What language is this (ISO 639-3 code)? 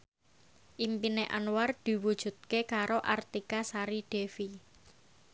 jav